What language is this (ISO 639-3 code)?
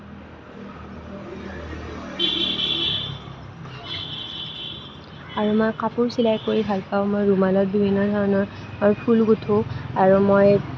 asm